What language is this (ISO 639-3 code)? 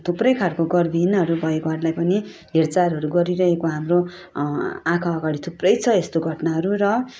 nep